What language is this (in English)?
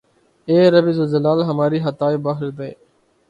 Urdu